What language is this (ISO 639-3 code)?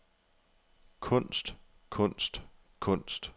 dan